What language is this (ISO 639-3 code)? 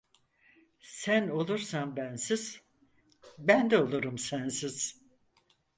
tur